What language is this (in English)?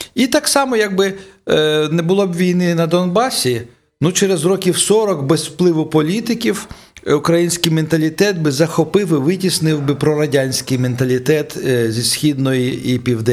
Ukrainian